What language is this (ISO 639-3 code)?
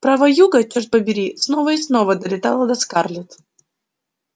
rus